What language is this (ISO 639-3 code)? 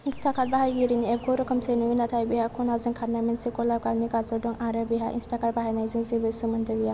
brx